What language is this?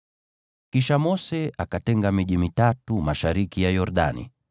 Swahili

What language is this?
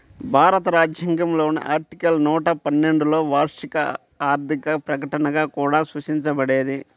Telugu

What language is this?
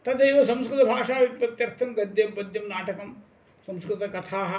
Sanskrit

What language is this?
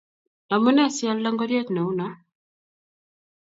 Kalenjin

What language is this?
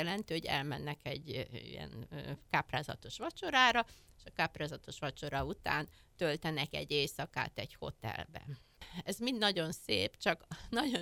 Hungarian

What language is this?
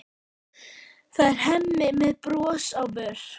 Icelandic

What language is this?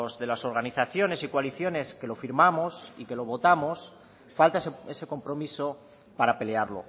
Spanish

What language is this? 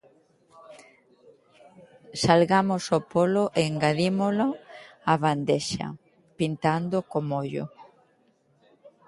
Galician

